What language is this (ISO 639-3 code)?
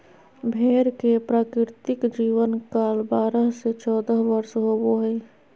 mag